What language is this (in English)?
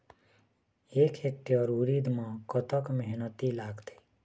Chhattisgarhi